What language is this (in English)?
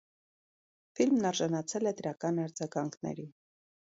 Armenian